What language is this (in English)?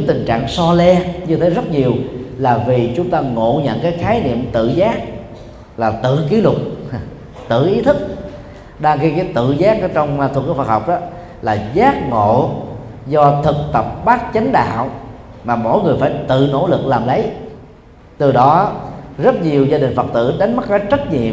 Vietnamese